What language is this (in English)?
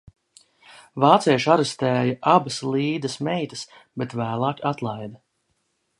Latvian